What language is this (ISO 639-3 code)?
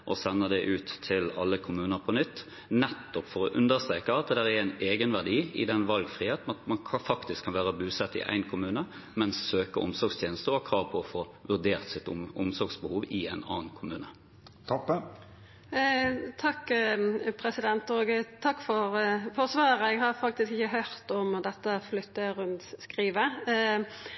nor